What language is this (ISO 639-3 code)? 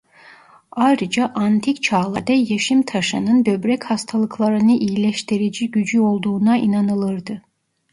tur